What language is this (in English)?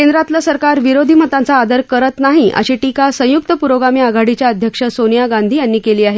Marathi